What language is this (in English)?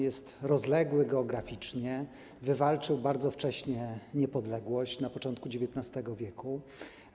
Polish